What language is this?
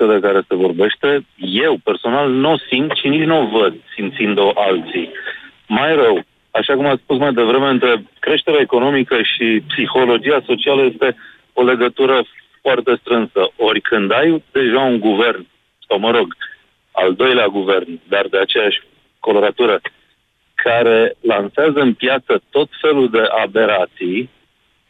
Romanian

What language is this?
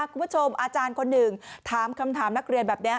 Thai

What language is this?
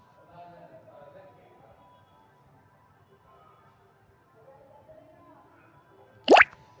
Magahi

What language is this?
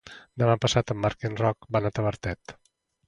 Catalan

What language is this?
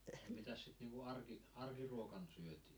Finnish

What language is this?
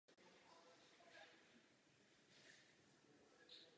Czech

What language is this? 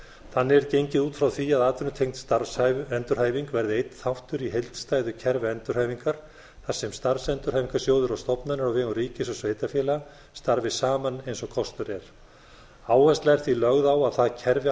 Icelandic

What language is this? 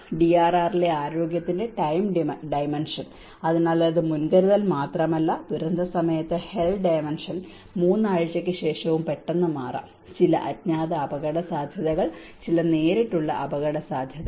Malayalam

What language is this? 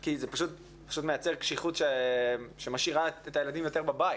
Hebrew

